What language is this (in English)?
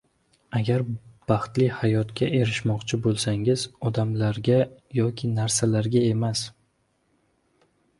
Uzbek